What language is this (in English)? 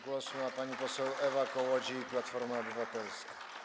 Polish